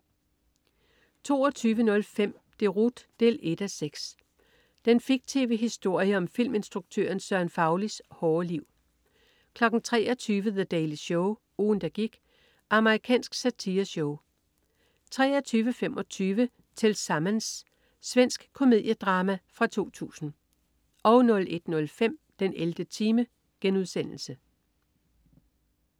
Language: Danish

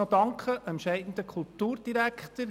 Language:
Swiss German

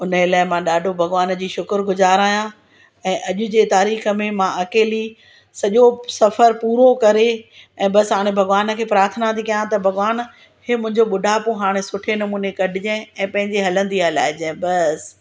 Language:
Sindhi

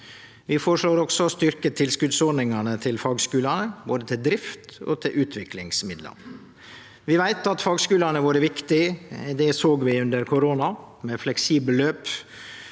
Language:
Norwegian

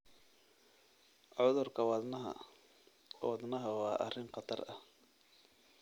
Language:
Somali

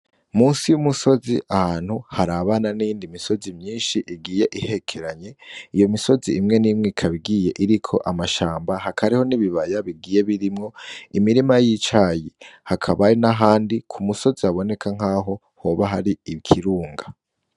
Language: Rundi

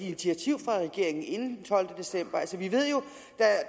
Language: Danish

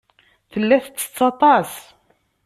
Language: Kabyle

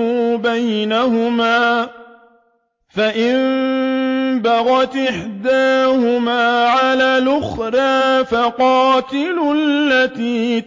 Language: Arabic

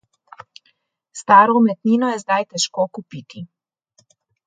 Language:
Slovenian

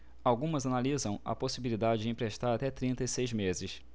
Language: Portuguese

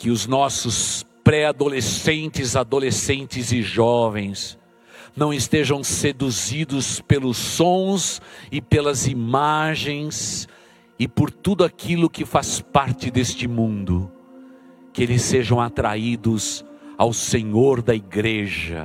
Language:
Portuguese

